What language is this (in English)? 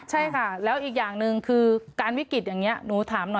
Thai